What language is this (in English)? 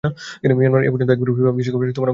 Bangla